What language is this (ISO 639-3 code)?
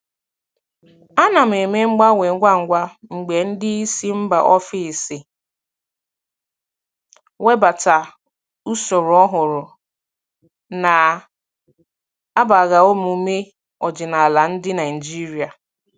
ibo